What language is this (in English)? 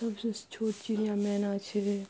Maithili